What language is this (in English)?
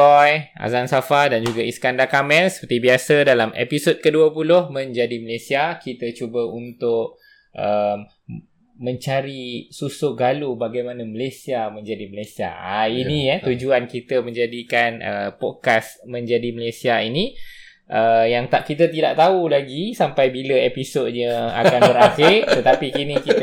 Malay